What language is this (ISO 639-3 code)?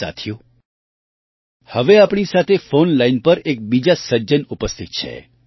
guj